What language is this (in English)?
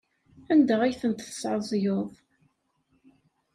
Kabyle